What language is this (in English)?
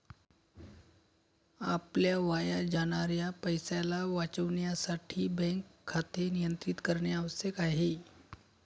Marathi